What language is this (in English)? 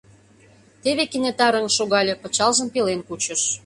Mari